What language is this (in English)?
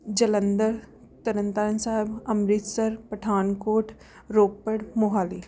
Punjabi